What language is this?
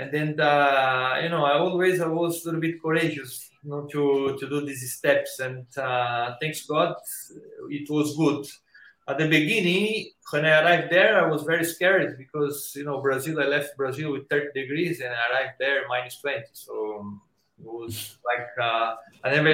English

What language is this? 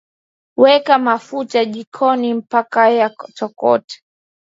Swahili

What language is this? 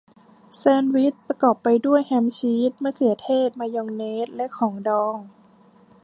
Thai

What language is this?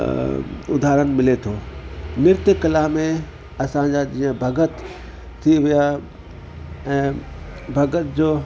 Sindhi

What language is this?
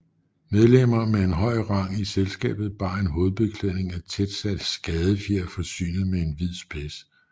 Danish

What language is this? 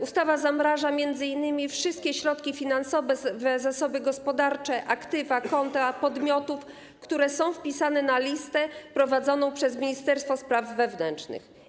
Polish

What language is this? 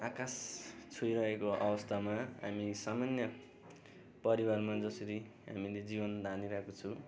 Nepali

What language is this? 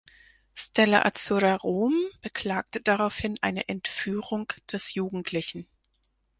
German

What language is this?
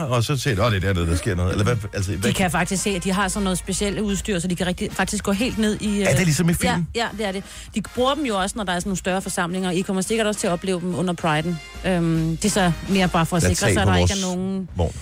Danish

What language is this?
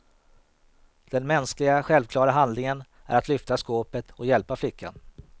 Swedish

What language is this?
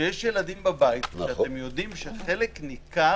Hebrew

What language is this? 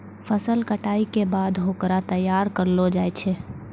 Maithili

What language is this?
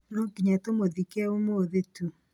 Kikuyu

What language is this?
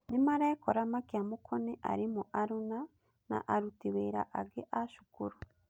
Kikuyu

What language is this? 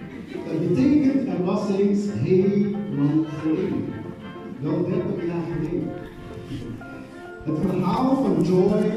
Dutch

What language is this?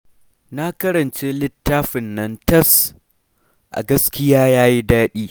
Hausa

